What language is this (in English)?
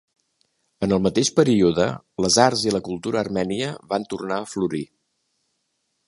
Catalan